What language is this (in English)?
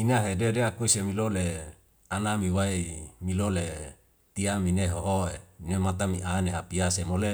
Wemale